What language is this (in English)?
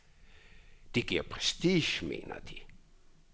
Danish